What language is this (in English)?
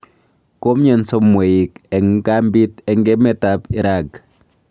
Kalenjin